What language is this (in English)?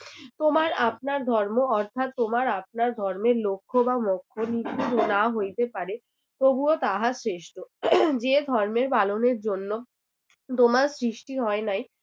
Bangla